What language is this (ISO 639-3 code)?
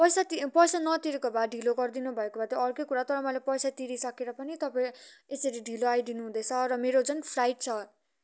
nep